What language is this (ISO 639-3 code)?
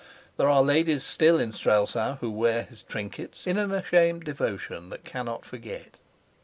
eng